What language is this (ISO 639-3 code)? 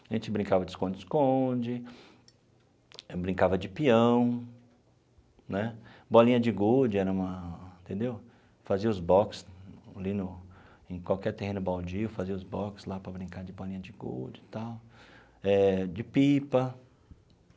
por